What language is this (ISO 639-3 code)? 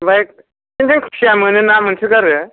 brx